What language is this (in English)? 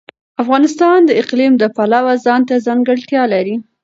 Pashto